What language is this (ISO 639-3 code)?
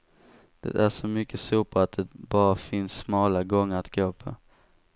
swe